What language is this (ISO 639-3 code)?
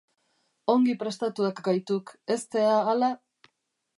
eus